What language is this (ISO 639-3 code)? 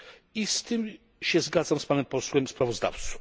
pol